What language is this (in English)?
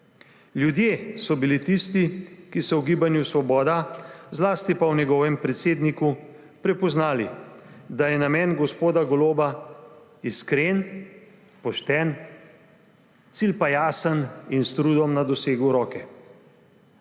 Slovenian